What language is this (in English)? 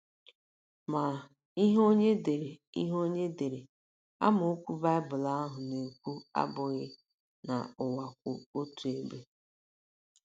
Igbo